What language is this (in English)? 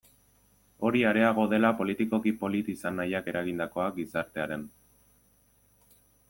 Basque